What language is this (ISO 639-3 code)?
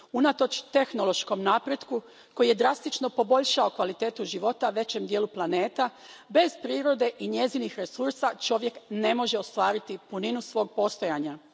hrv